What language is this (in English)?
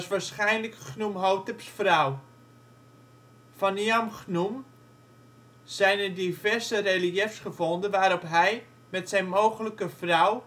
Dutch